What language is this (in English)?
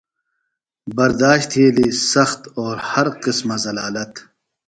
Phalura